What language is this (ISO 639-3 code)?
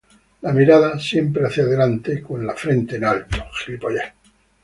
spa